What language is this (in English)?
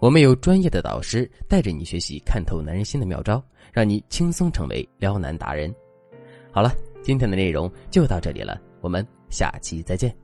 Chinese